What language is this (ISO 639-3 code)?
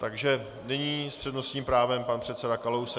ces